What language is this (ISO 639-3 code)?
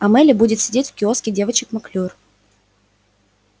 rus